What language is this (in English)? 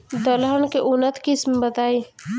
Bhojpuri